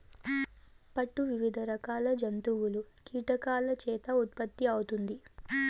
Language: Telugu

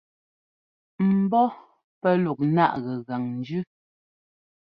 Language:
Ngomba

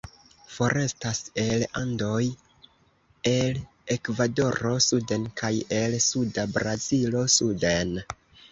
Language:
Esperanto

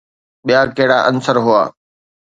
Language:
Sindhi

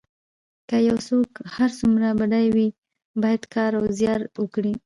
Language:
Pashto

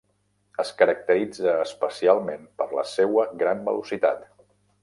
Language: Catalan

